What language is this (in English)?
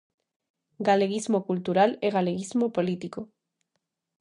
Galician